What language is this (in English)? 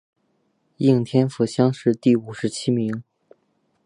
Chinese